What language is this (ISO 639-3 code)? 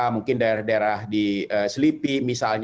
ind